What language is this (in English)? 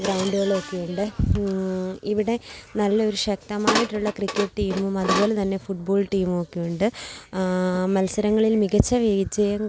Malayalam